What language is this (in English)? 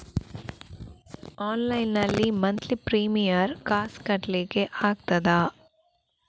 Kannada